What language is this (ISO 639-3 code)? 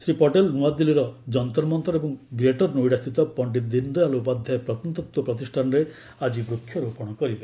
ori